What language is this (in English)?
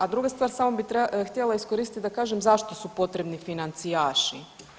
Croatian